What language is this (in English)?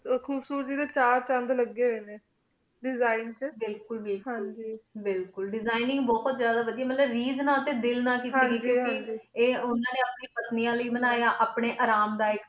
Punjabi